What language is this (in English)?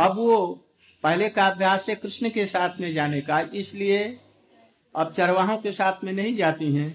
Hindi